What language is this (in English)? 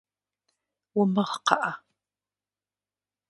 Kabardian